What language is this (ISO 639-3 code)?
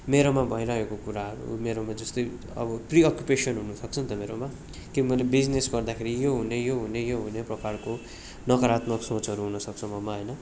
nep